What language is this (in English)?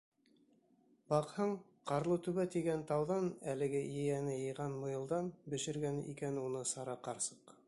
Bashkir